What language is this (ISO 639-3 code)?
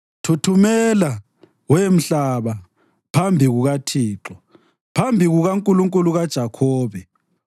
nde